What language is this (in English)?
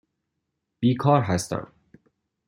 Persian